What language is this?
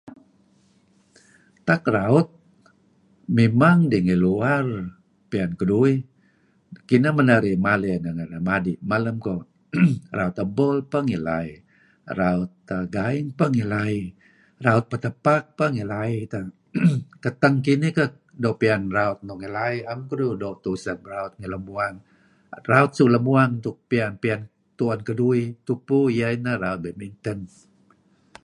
Kelabit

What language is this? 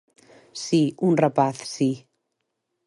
Galician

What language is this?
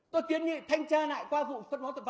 Vietnamese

